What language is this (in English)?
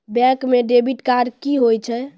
Maithili